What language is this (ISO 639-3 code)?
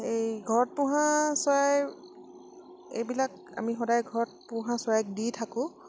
asm